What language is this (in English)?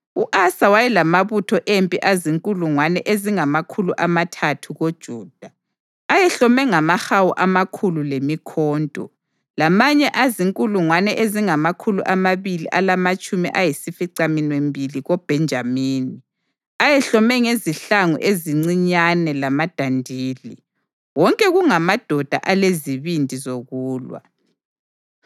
North Ndebele